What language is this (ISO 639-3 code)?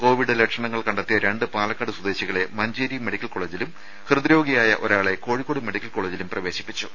mal